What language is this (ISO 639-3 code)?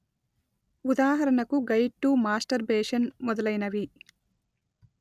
tel